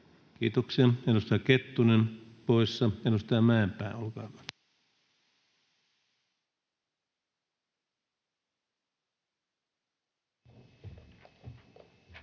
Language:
Finnish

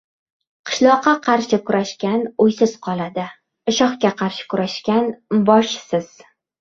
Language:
Uzbek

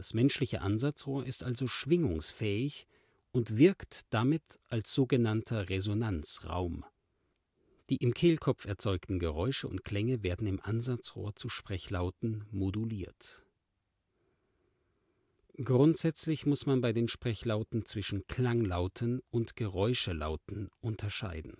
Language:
German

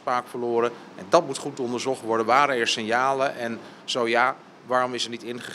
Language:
Dutch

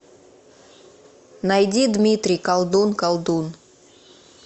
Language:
Russian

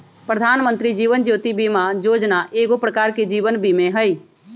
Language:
Magahi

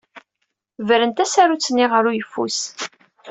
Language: Kabyle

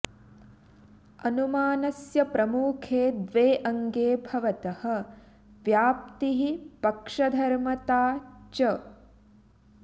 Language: Sanskrit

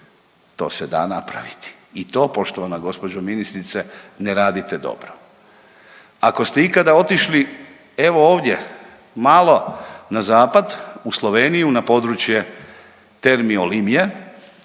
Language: Croatian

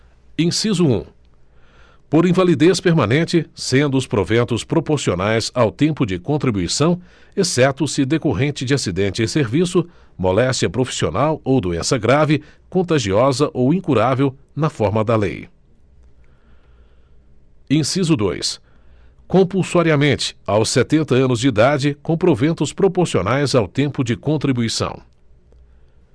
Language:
Portuguese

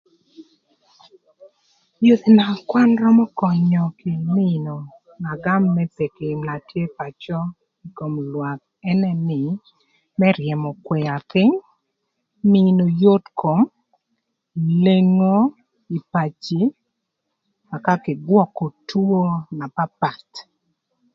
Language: Thur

